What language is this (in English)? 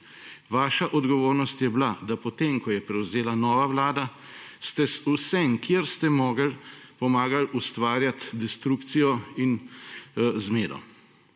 Slovenian